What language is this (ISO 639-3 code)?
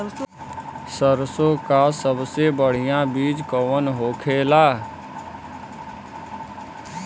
bho